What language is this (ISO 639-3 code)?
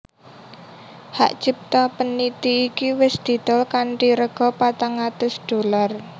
jav